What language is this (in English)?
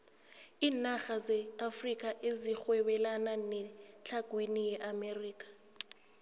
South Ndebele